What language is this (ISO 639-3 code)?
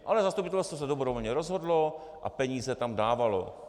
ces